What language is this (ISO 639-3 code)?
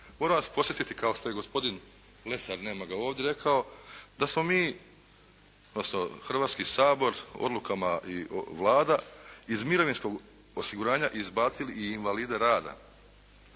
hrv